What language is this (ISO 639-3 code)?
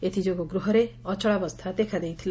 ori